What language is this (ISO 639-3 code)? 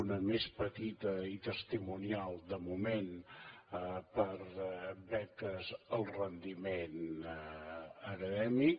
cat